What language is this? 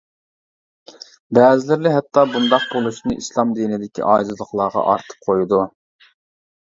Uyghur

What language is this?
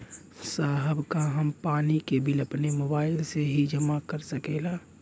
Bhojpuri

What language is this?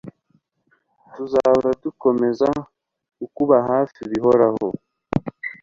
Kinyarwanda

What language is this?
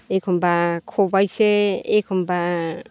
Bodo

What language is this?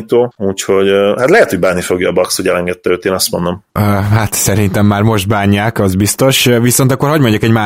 Hungarian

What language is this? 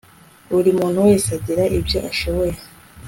Kinyarwanda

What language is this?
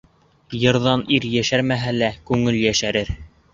Bashkir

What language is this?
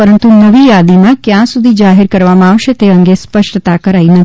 Gujarati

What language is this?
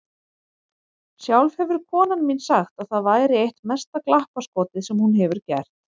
Icelandic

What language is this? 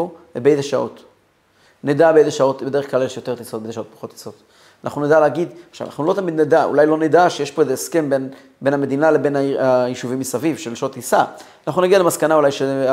Hebrew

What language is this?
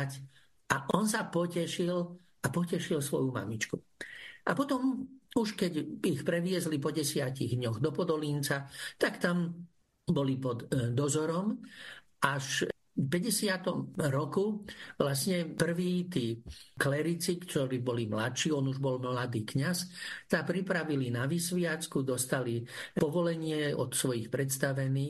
Slovak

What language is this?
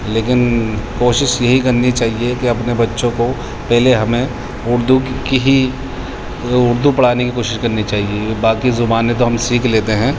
Urdu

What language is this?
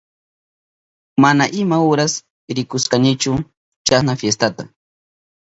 Southern Pastaza Quechua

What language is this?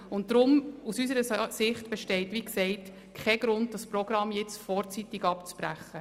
Swiss German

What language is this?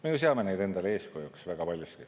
Estonian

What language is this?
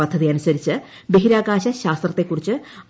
Malayalam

